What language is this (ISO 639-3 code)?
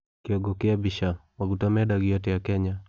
kik